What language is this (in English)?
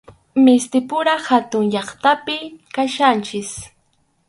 Arequipa-La Unión Quechua